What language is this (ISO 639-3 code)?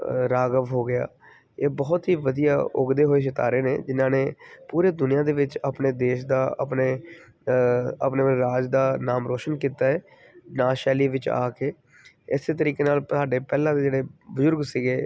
pan